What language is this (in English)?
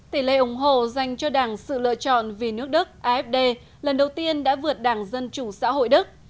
Vietnamese